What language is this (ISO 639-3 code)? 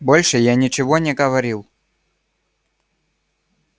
rus